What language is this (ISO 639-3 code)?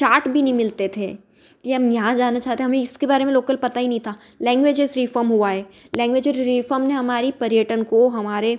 hin